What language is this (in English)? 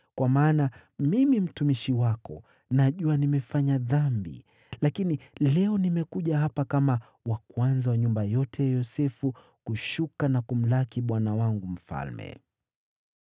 Swahili